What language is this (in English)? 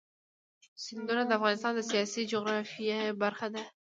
Pashto